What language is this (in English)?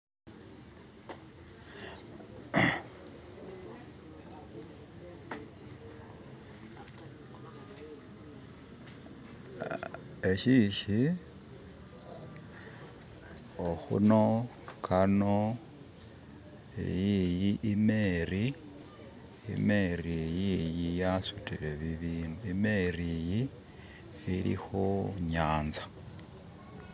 Masaaba